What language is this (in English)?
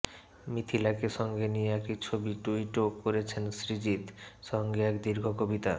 Bangla